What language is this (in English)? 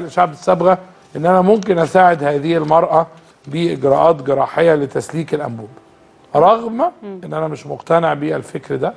Arabic